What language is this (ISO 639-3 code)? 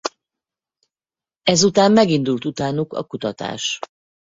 hun